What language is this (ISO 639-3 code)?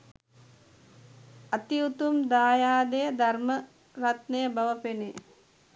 sin